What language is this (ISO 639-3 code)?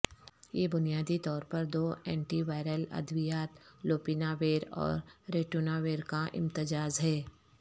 urd